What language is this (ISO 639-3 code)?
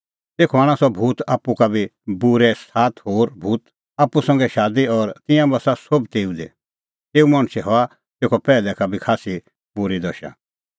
kfx